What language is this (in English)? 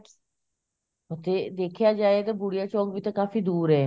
Punjabi